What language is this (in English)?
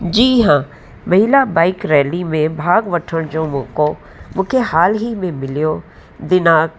Sindhi